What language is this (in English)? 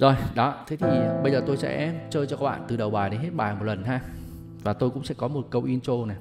Vietnamese